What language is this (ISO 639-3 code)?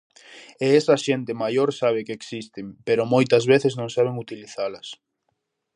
glg